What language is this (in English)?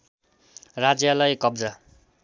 Nepali